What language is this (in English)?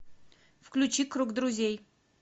Russian